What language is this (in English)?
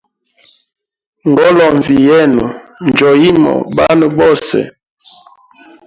Hemba